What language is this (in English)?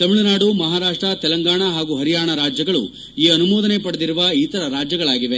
Kannada